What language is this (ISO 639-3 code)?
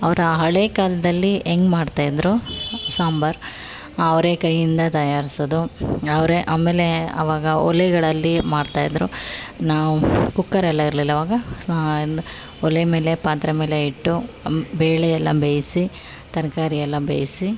kan